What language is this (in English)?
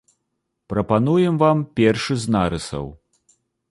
Belarusian